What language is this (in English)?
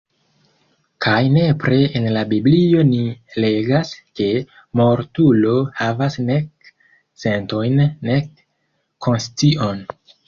Esperanto